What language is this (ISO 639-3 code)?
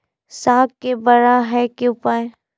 mai